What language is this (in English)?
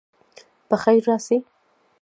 Pashto